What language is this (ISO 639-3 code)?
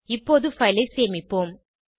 tam